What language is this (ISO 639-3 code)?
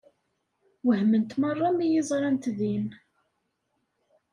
kab